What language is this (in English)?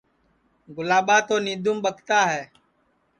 Sansi